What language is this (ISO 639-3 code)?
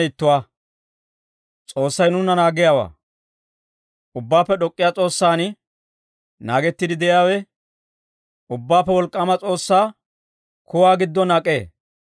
dwr